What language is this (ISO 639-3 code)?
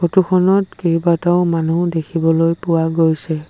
asm